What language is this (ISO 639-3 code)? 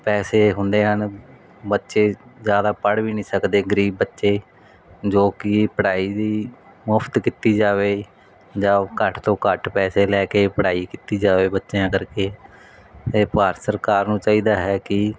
pan